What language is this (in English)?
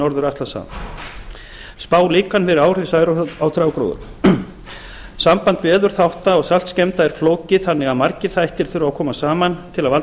Icelandic